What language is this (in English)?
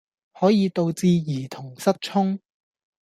Cantonese